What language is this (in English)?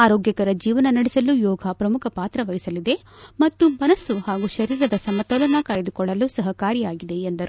Kannada